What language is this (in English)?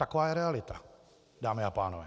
Czech